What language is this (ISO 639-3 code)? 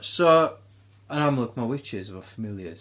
cym